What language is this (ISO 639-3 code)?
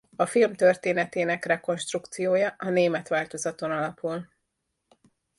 hun